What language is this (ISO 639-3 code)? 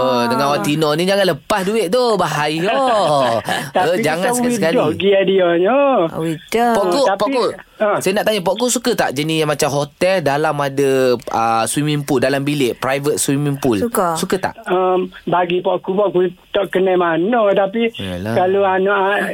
msa